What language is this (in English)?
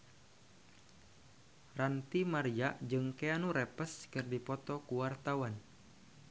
Sundanese